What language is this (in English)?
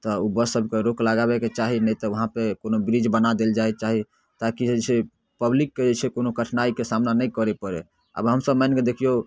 Maithili